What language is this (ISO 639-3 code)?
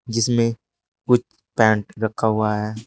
hin